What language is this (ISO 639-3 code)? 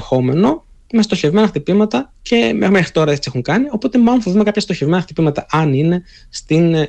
ell